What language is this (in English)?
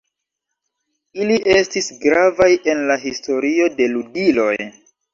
Esperanto